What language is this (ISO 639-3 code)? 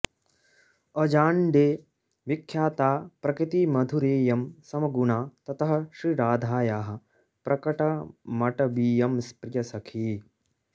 san